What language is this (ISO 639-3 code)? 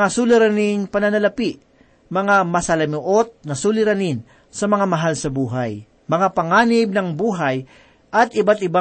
fil